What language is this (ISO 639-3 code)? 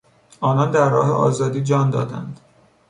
fas